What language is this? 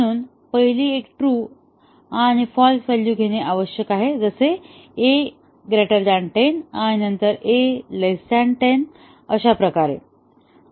Marathi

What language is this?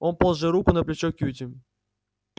Russian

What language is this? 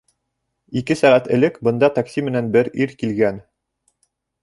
Bashkir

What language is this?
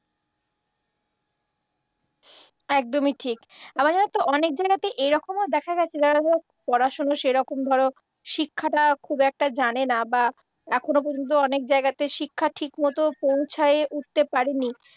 Bangla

